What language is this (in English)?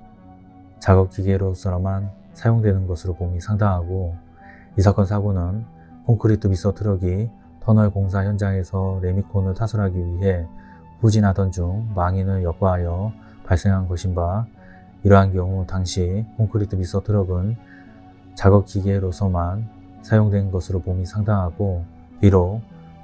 Korean